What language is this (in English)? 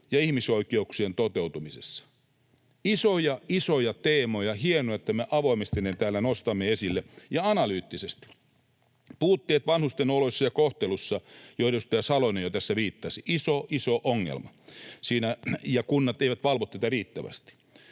Finnish